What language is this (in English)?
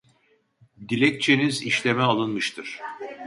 Turkish